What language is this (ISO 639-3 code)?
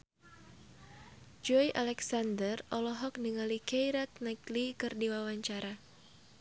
sun